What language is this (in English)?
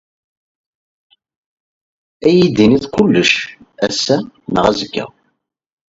Kabyle